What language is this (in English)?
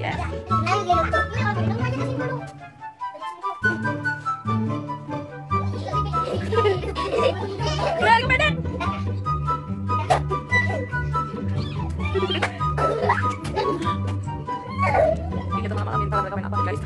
Indonesian